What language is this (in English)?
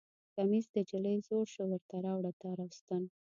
Pashto